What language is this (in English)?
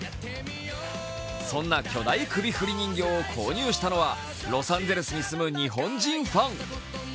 Japanese